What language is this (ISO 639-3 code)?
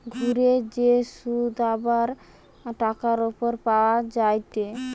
ben